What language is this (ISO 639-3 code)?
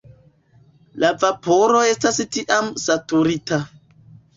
epo